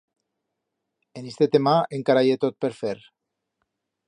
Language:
Aragonese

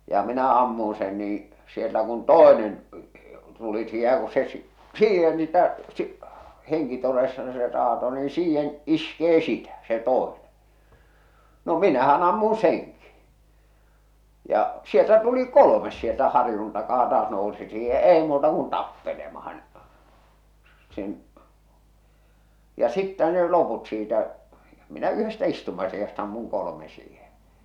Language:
Finnish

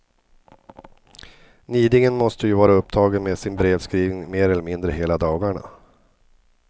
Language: Swedish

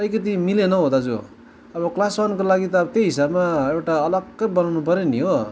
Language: Nepali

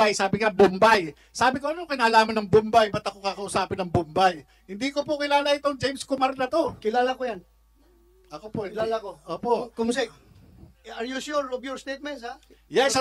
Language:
Filipino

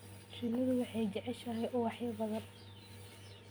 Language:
Somali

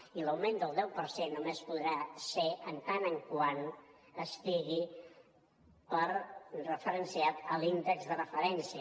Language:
Catalan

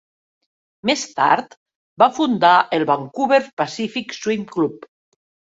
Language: Catalan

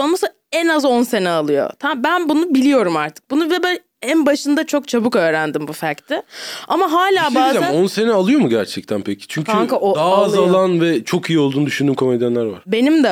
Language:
Turkish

